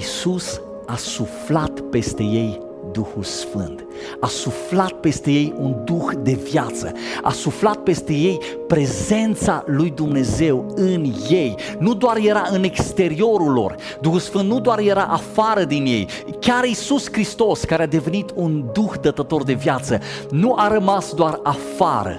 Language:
Romanian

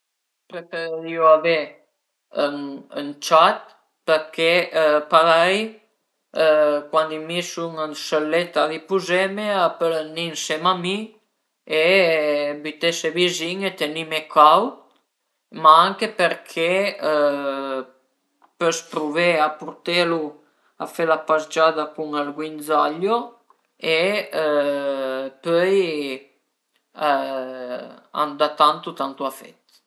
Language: Piedmontese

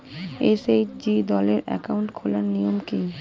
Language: Bangla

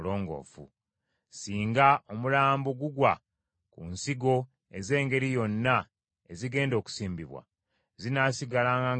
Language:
Ganda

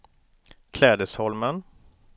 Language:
Swedish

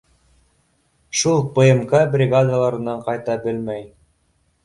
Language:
Bashkir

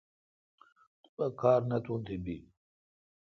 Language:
Kalkoti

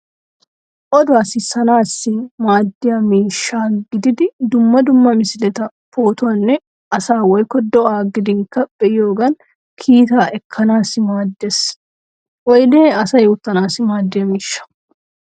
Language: Wolaytta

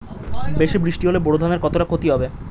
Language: Bangla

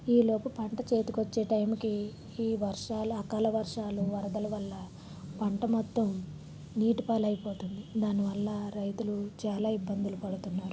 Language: Telugu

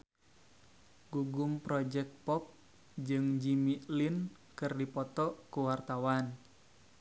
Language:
Sundanese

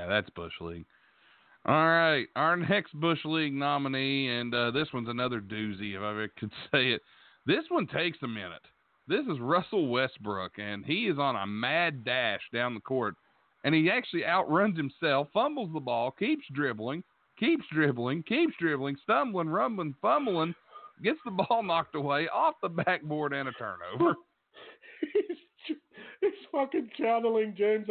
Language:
English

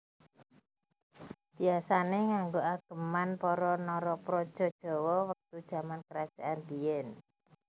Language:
Javanese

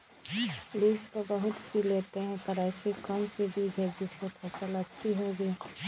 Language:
Magahi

